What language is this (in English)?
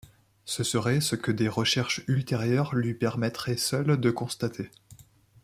French